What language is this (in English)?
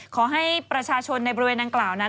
Thai